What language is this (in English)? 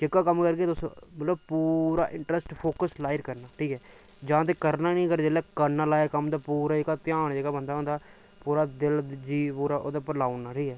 Dogri